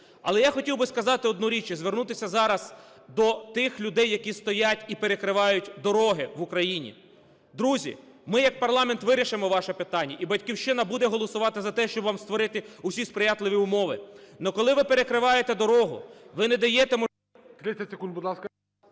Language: Ukrainian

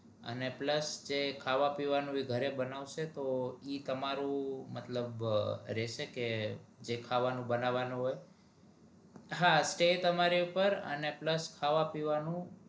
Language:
Gujarati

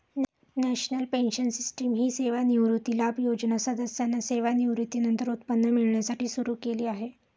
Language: Marathi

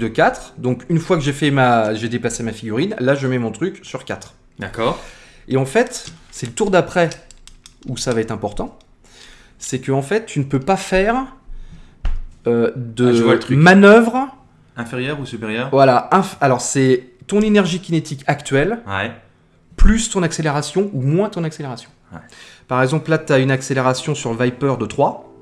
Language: French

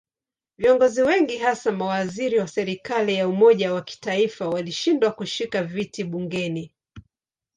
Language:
Swahili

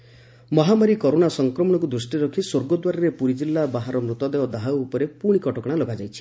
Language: Odia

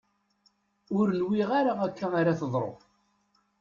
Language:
Kabyle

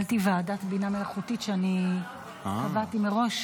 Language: Hebrew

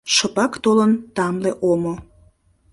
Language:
Mari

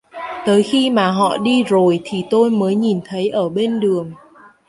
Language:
Vietnamese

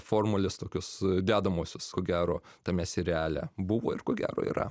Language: Lithuanian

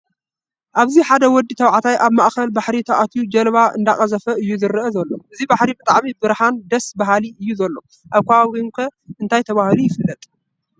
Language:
Tigrinya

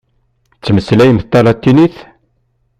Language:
Kabyle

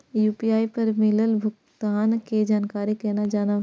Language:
Maithili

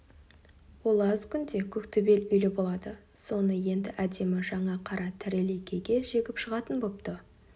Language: Kazakh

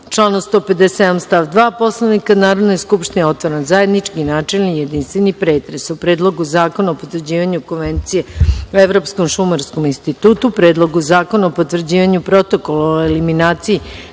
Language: Serbian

